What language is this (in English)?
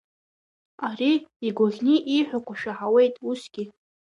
Abkhazian